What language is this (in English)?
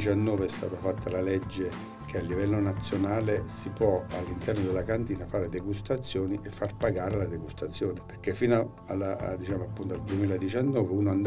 Italian